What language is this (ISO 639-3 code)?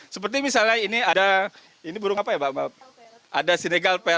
ind